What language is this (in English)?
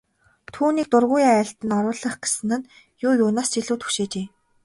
Mongolian